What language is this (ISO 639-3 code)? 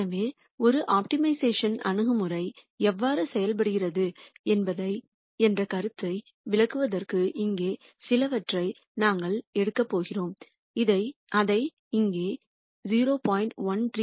tam